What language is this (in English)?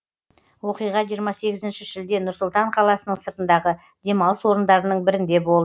Kazakh